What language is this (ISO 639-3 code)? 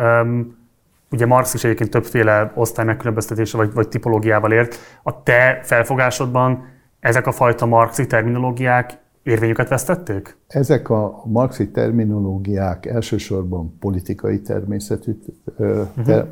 hun